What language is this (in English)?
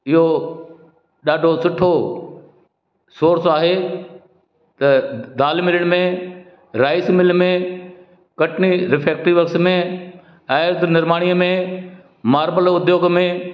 Sindhi